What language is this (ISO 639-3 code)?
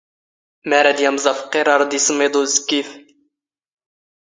zgh